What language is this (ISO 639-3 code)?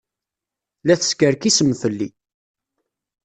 kab